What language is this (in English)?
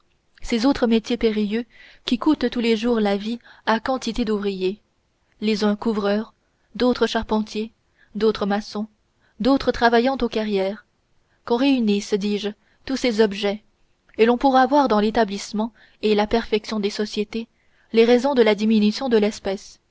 French